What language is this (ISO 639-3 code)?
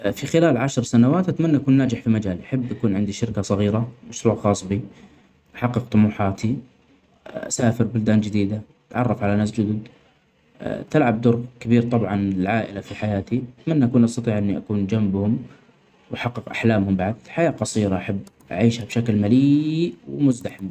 acx